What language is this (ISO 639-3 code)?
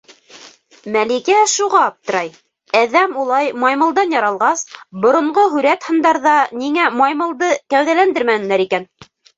bak